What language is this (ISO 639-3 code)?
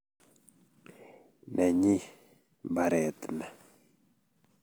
kln